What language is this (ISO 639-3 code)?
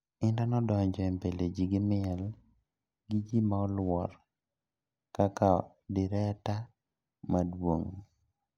luo